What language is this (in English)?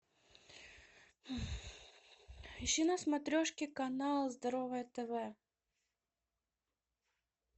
Russian